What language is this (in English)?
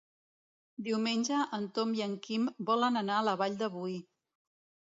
Catalan